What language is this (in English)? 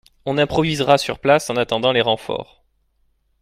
French